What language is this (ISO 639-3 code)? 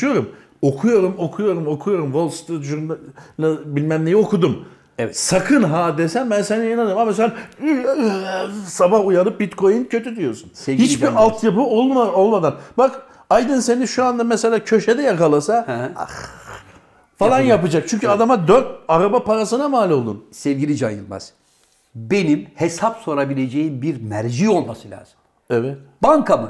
tur